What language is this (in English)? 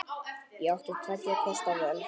Icelandic